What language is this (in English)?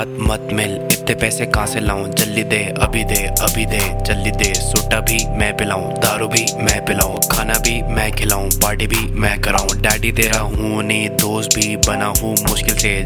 Hindi